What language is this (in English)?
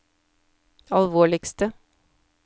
Norwegian